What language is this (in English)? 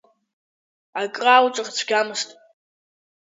Abkhazian